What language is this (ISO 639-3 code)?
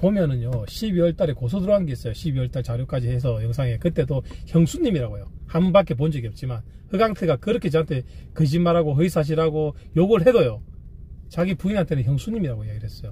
kor